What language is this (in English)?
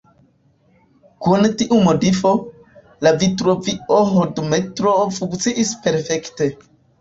Esperanto